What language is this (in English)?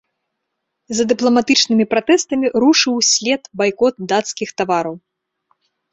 Belarusian